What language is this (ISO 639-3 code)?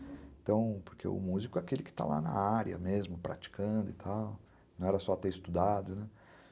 por